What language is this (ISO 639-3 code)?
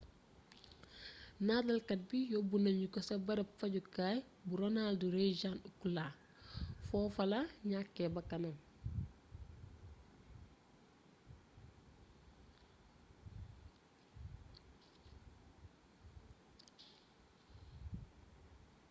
wol